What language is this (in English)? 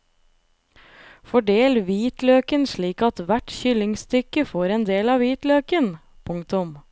Norwegian